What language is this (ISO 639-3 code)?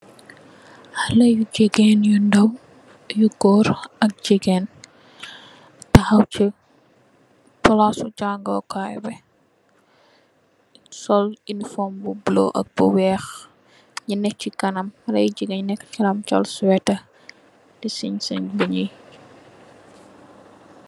wol